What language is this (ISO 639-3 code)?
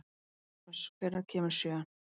isl